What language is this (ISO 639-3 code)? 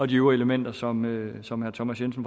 dan